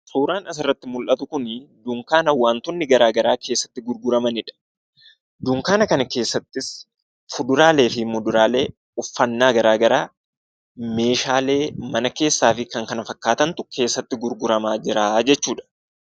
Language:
Oromo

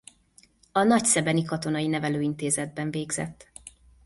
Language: Hungarian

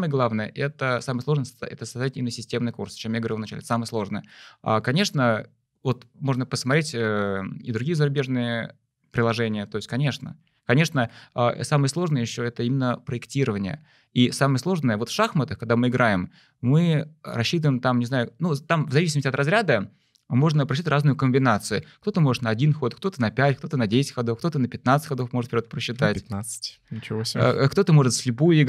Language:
Russian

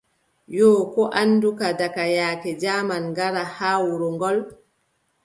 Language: Adamawa Fulfulde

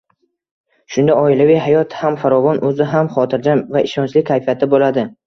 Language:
Uzbek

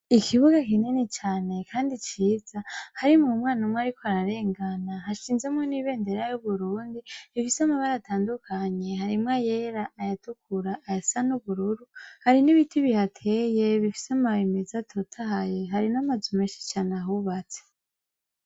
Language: Rundi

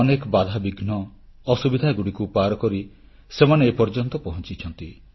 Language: Odia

